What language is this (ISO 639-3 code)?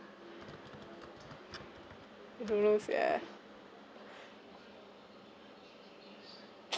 eng